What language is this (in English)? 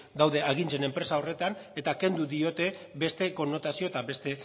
Basque